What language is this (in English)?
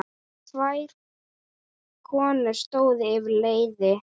Icelandic